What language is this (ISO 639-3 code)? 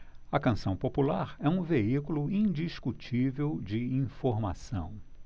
por